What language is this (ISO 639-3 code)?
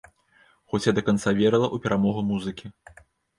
bel